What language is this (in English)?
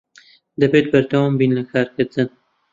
Central Kurdish